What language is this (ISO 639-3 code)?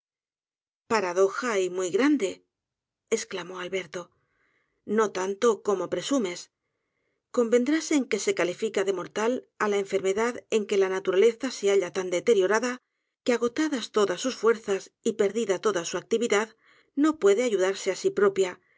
spa